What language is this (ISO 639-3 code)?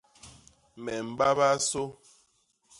bas